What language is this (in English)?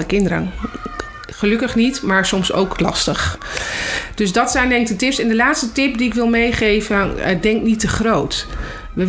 Dutch